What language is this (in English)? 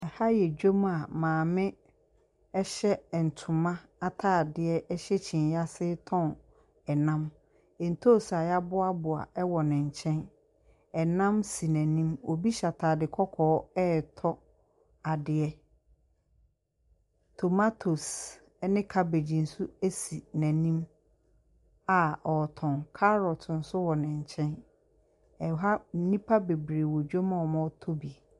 Akan